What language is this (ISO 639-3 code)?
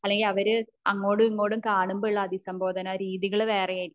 mal